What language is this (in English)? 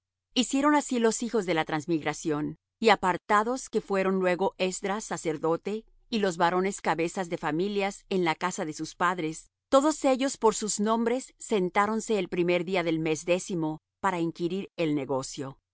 Spanish